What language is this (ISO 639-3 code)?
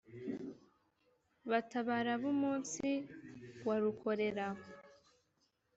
kin